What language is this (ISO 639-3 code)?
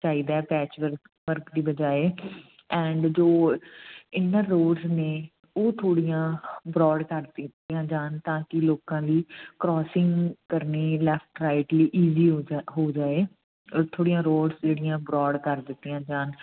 pan